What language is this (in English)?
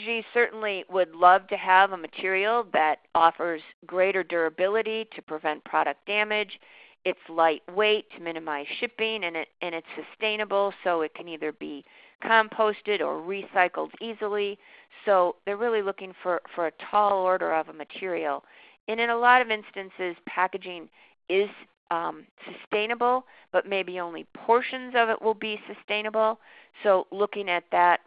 English